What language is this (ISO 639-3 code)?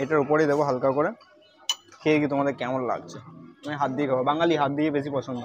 ben